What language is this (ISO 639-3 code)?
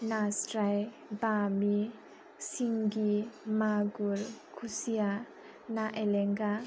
brx